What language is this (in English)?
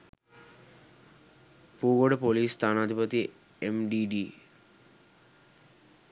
Sinhala